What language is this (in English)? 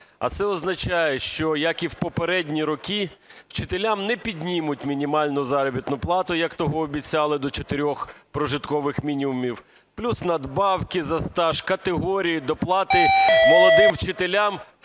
Ukrainian